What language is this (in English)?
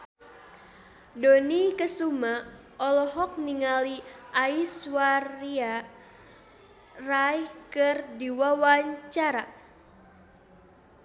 Sundanese